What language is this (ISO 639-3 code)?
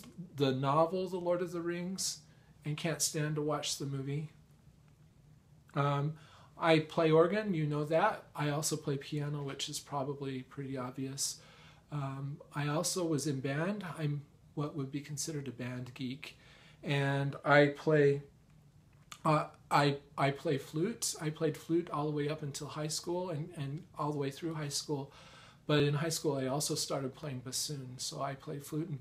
eng